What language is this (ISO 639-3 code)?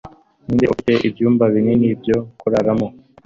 kin